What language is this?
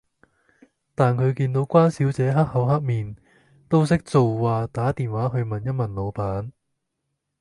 Cantonese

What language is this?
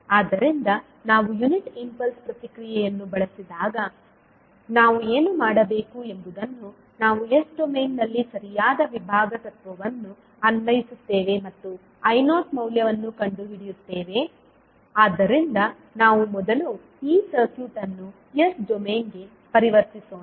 Kannada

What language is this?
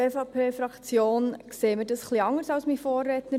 Swiss German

